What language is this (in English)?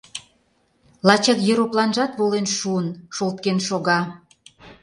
Mari